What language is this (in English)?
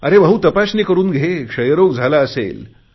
Marathi